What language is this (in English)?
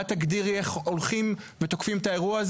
Hebrew